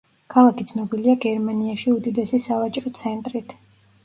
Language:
Georgian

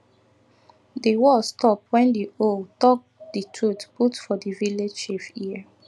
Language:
Nigerian Pidgin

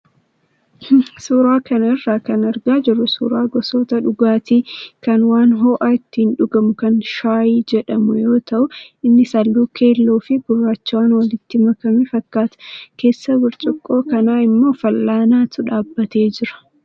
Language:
Oromo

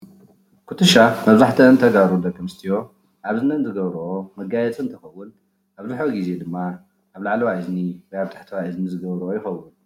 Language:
Tigrinya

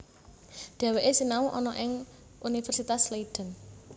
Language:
Javanese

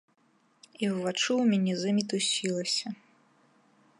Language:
Belarusian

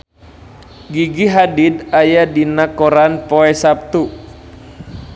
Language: Sundanese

